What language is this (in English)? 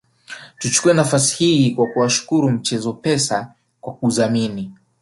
Swahili